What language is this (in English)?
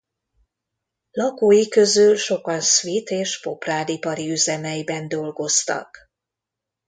Hungarian